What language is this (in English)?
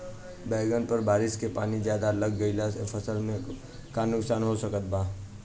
Bhojpuri